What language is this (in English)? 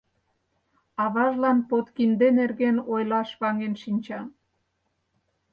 Mari